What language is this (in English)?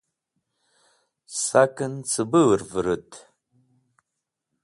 Wakhi